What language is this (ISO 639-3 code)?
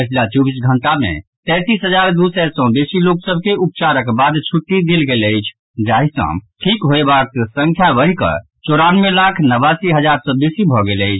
mai